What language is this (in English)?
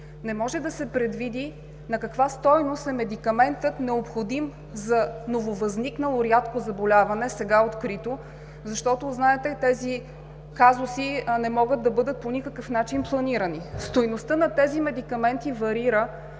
Bulgarian